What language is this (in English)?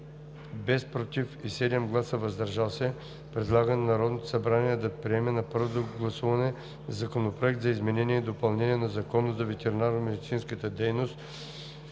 Bulgarian